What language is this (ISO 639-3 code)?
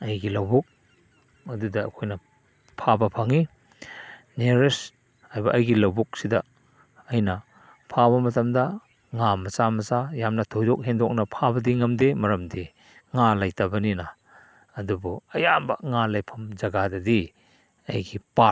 mni